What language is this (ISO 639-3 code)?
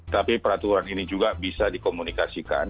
ind